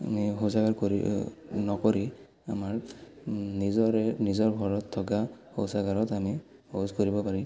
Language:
Assamese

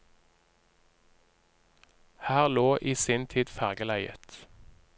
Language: Norwegian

